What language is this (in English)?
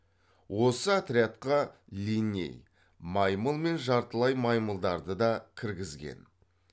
Kazakh